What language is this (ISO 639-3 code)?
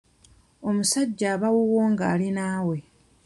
lug